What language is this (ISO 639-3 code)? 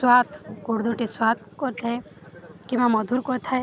ori